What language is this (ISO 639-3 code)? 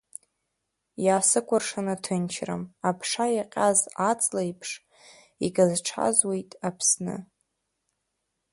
abk